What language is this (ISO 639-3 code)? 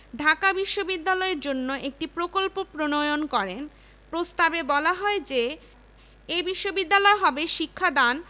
ben